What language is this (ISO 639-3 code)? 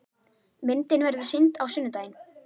isl